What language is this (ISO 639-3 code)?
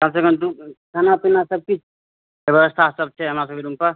mai